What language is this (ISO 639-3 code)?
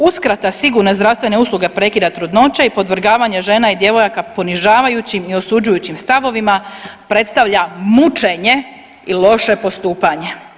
hrv